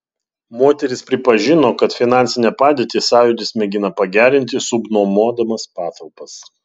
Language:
Lithuanian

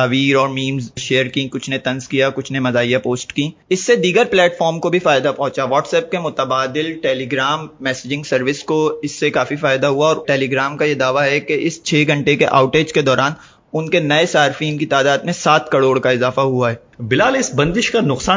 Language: Urdu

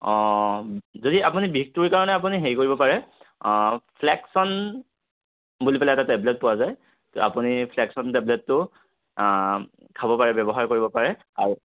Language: Assamese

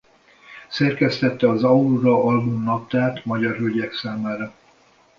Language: Hungarian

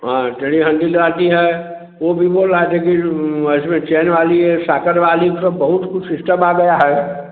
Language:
Hindi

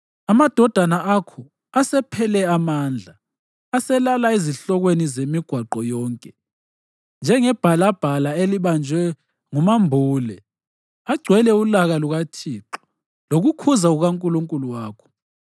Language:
North Ndebele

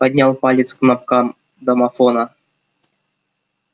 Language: Russian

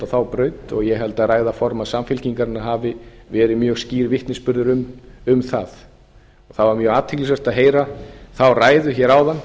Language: Icelandic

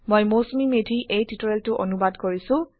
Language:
Assamese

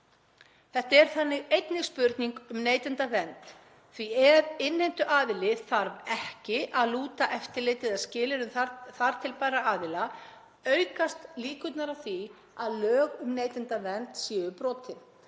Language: Icelandic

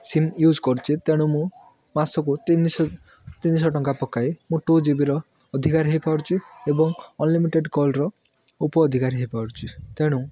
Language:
Odia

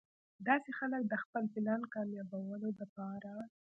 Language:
Pashto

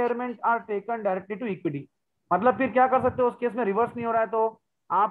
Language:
Hindi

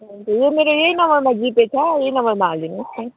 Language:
Nepali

